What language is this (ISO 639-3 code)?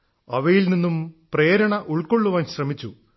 mal